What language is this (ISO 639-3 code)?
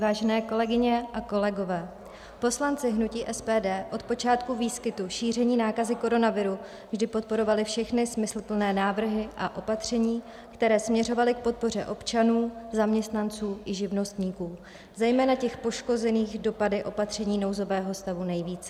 ces